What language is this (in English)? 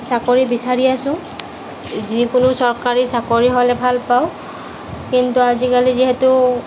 Assamese